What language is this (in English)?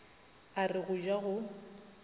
Northern Sotho